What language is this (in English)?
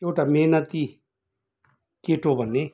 Nepali